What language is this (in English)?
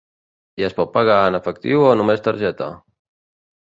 Catalan